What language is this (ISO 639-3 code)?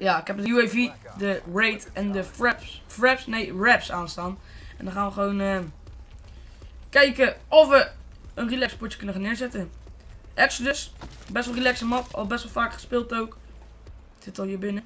nld